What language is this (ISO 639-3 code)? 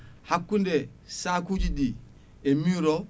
ful